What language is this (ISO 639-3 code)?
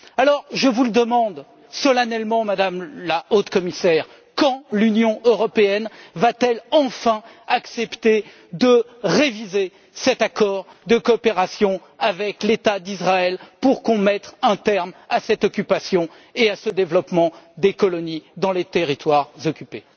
fra